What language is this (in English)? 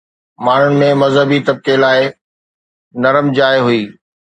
Sindhi